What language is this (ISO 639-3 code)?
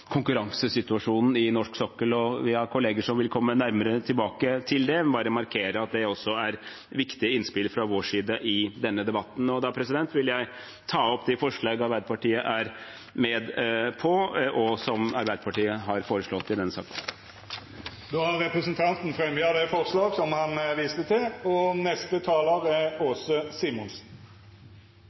nor